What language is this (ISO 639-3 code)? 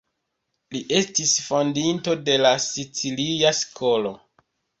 epo